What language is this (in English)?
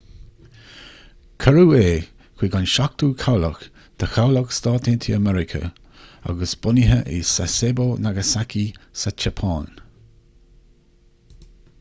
Irish